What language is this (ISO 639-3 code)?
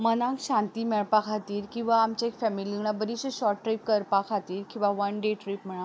kok